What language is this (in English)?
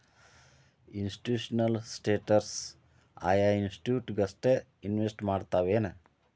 Kannada